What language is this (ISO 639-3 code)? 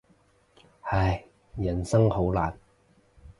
yue